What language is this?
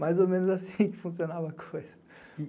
Portuguese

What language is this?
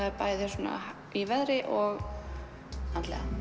Icelandic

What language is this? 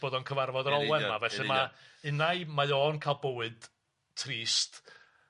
Welsh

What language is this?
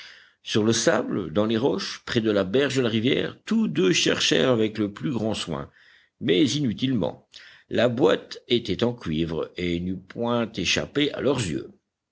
French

